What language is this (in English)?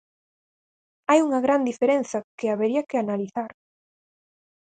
Galician